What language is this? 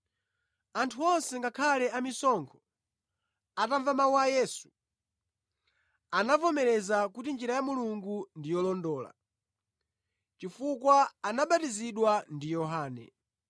Nyanja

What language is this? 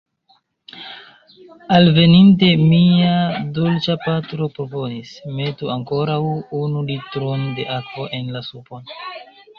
Esperanto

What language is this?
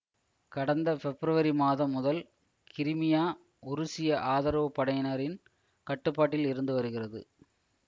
Tamil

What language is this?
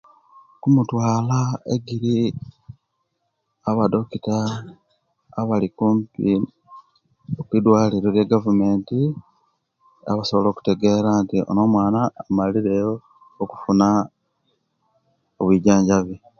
Kenyi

